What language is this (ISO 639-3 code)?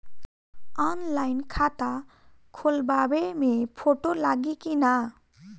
bho